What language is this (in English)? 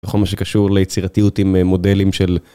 Hebrew